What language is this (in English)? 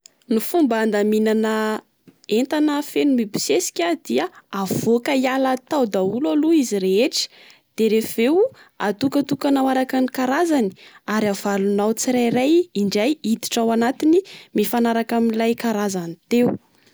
Malagasy